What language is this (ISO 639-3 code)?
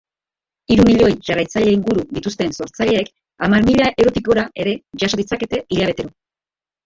eus